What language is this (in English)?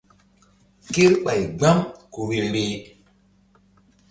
Mbum